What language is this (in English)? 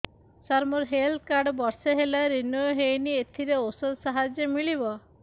Odia